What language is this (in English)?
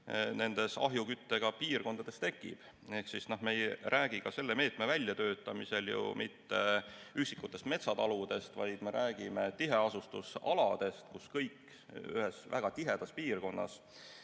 Estonian